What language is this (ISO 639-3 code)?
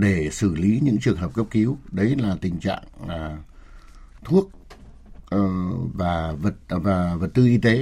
vie